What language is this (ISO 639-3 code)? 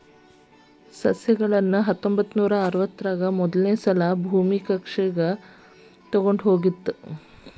kan